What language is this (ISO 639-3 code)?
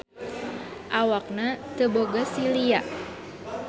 sun